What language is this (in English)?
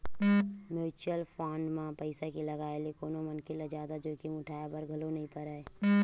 Chhattisgarhi